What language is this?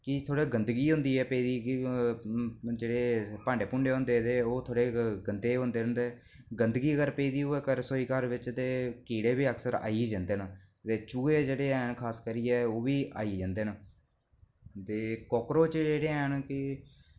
Dogri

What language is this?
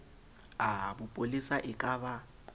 Southern Sotho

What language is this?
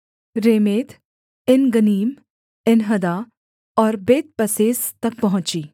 Hindi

